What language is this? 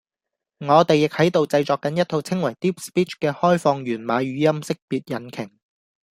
Cantonese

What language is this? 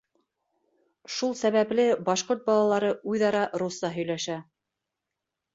Bashkir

